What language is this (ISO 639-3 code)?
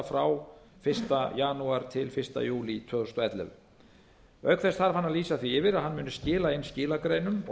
isl